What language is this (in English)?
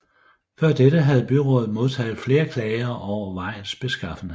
Danish